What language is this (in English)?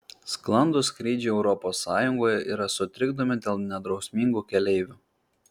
Lithuanian